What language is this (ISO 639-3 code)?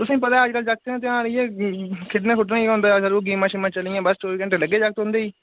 doi